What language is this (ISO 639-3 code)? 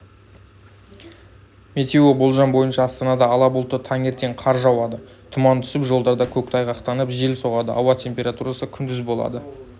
kaz